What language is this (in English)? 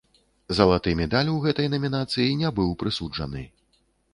Belarusian